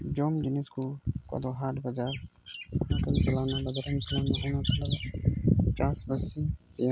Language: Santali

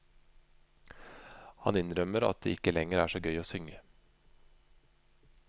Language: Norwegian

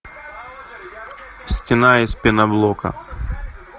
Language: Russian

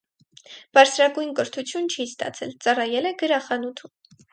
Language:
Armenian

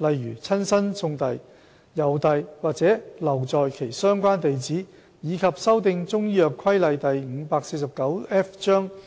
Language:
Cantonese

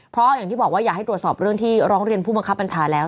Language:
Thai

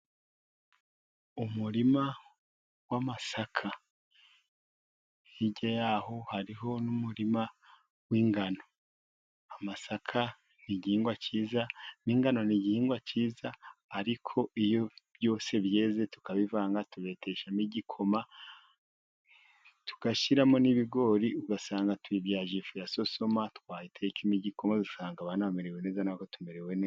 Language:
Kinyarwanda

